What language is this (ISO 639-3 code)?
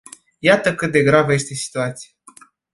ron